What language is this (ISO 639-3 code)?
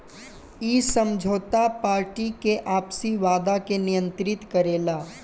bho